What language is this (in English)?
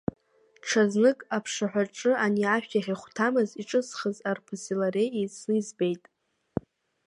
Abkhazian